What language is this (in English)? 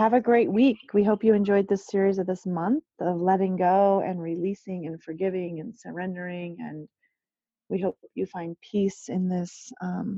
English